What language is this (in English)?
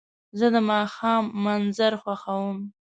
Pashto